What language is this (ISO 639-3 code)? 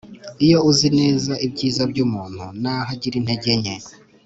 kin